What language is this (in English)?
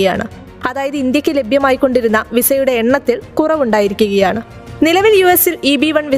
Malayalam